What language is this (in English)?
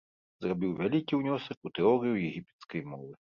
Belarusian